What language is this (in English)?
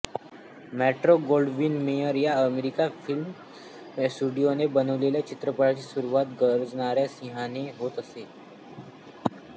Marathi